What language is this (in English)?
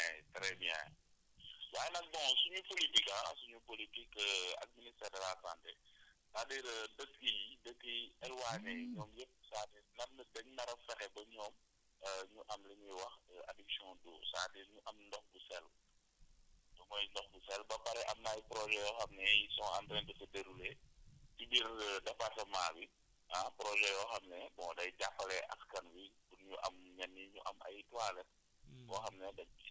Wolof